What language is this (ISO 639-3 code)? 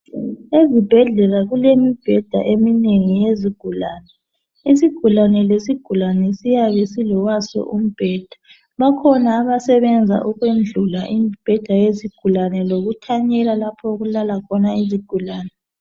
nde